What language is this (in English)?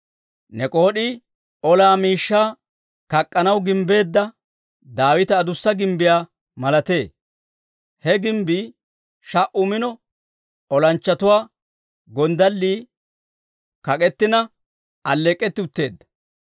Dawro